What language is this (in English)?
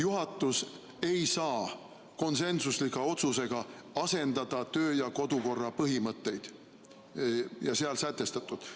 Estonian